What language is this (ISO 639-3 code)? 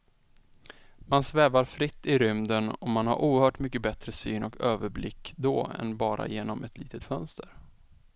swe